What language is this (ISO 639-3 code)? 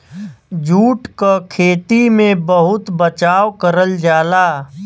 bho